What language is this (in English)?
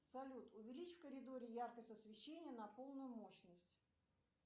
Russian